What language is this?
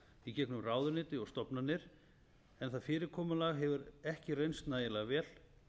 Icelandic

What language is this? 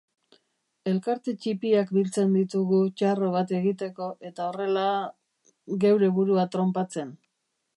Basque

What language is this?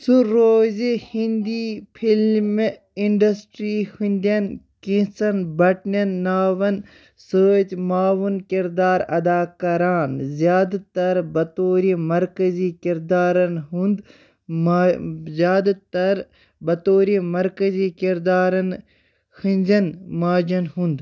Kashmiri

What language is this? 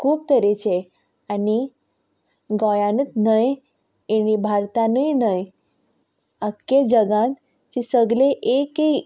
Konkani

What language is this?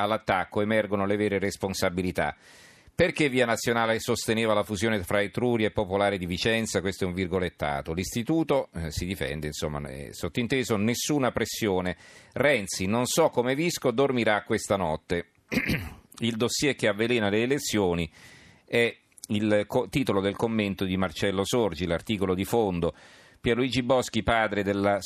Italian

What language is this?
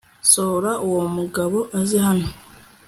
Kinyarwanda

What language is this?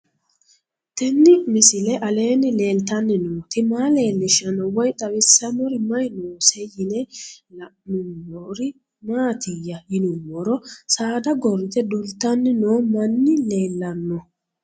Sidamo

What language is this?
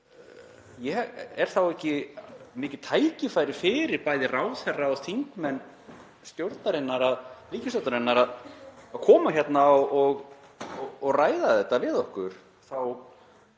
Icelandic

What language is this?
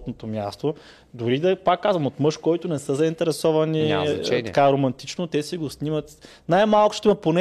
Bulgarian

